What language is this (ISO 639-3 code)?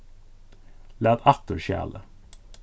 fao